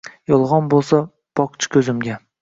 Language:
Uzbek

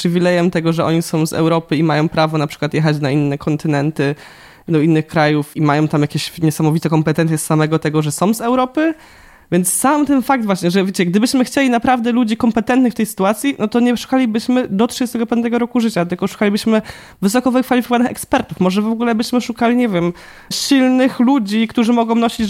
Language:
Polish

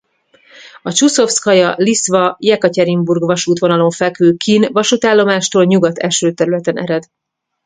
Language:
Hungarian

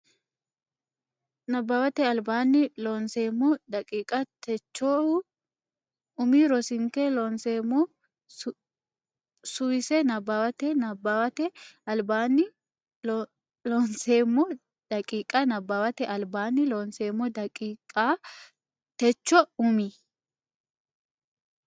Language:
Sidamo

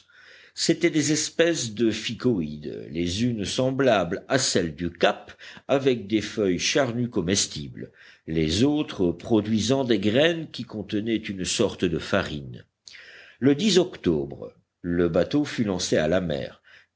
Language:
French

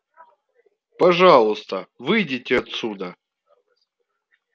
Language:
Russian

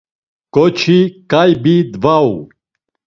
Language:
Laz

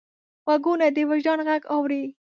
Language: Pashto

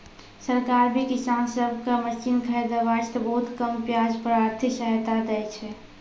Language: Maithili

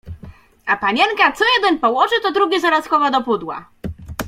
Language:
Polish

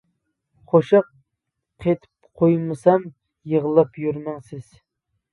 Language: Uyghur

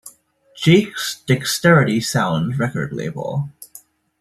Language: English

